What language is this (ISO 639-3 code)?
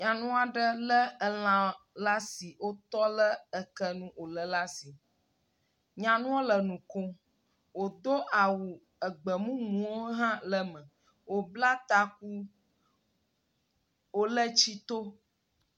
ewe